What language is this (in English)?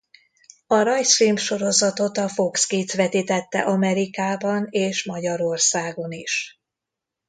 Hungarian